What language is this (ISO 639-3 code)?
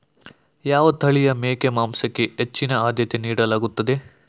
kan